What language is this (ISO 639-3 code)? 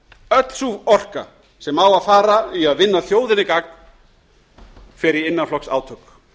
isl